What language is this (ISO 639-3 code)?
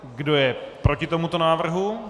ces